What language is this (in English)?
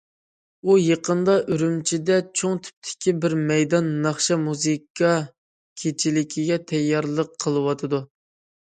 Uyghur